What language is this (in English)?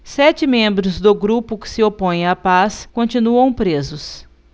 Portuguese